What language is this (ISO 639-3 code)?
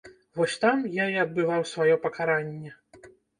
bel